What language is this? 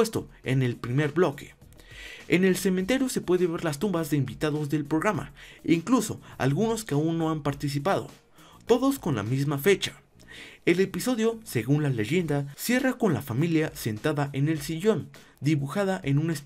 Spanish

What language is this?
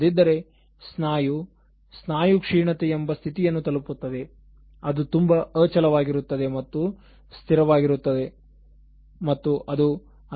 Kannada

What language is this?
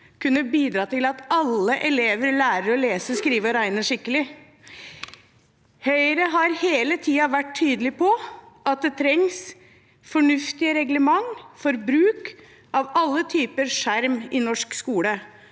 Norwegian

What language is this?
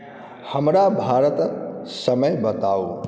Maithili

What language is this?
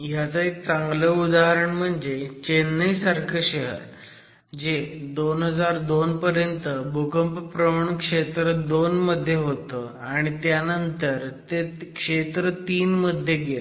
Marathi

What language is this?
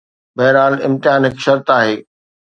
Sindhi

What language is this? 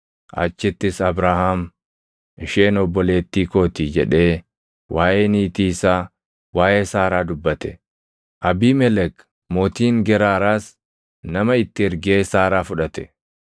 Oromo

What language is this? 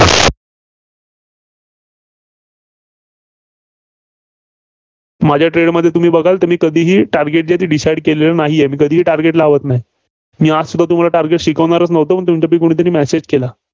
Marathi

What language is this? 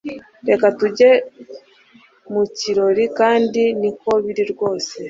Kinyarwanda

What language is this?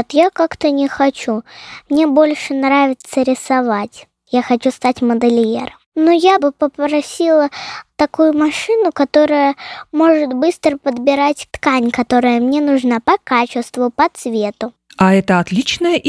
Russian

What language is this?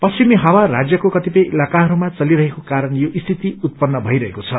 Nepali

